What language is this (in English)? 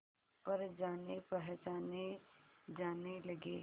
Hindi